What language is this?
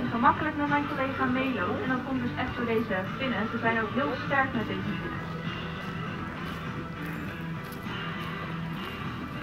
Dutch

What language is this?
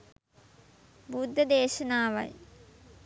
Sinhala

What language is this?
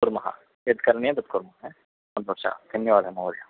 Sanskrit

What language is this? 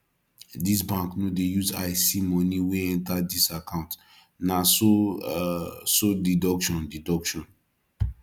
Nigerian Pidgin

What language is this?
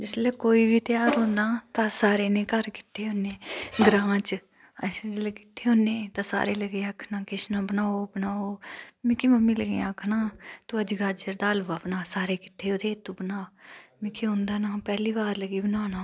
Dogri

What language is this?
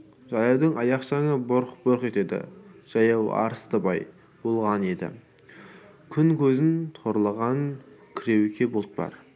Kazakh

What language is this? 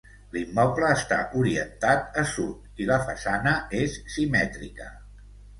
Catalan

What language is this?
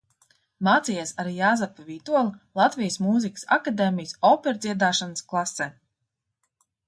Latvian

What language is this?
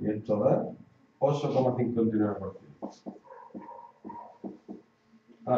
Spanish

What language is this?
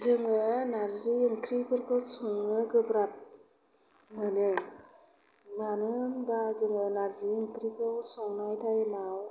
Bodo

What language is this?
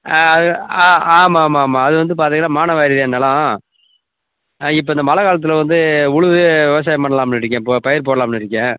Tamil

